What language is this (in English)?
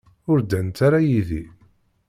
Kabyle